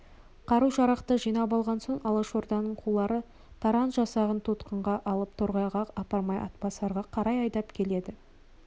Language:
Kazakh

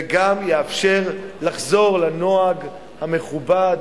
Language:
Hebrew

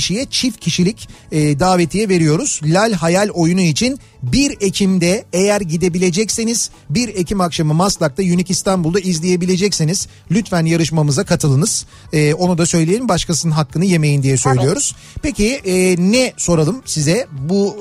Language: Turkish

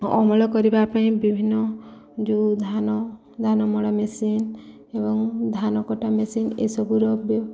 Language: Odia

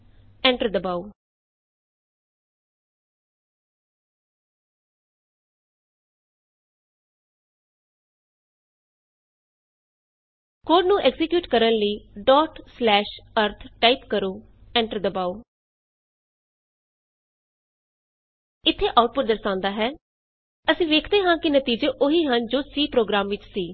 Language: Punjabi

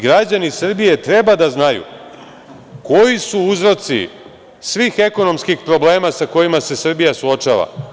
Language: Serbian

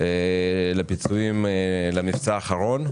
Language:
Hebrew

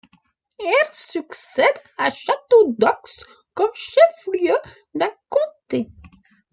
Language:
French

